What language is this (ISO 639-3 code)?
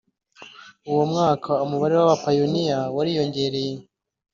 kin